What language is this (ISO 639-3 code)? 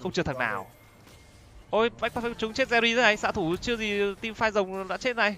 vie